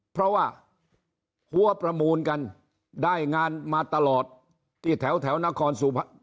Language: Thai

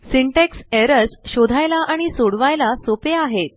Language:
Marathi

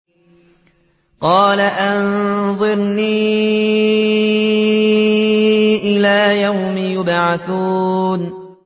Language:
Arabic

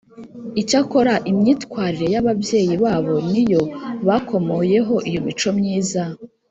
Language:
Kinyarwanda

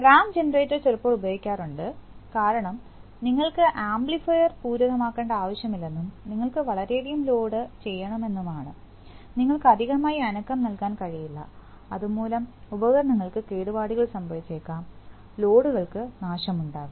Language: Malayalam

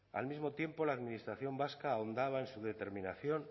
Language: Spanish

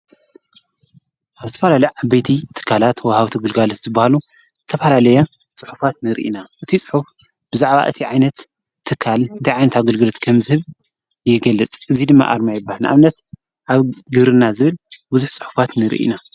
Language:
Tigrinya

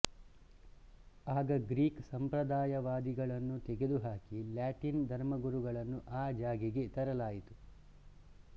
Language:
Kannada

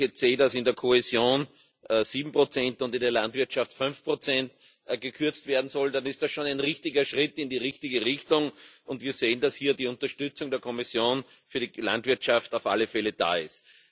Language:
German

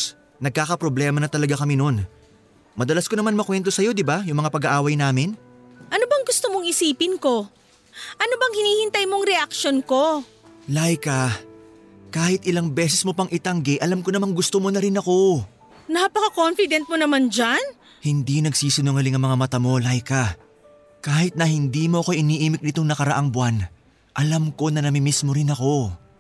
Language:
Filipino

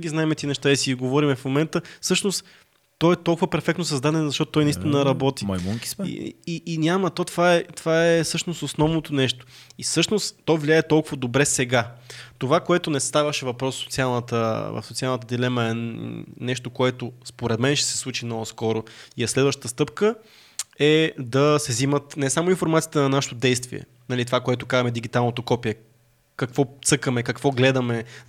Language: Bulgarian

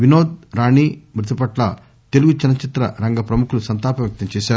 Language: Telugu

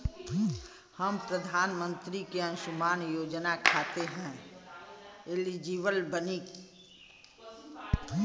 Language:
Bhojpuri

